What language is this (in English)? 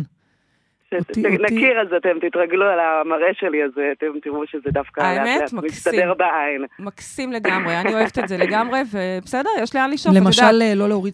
Hebrew